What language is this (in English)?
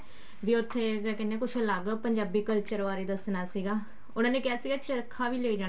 Punjabi